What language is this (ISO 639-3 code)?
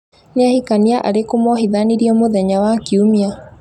kik